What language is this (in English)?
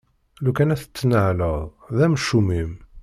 Kabyle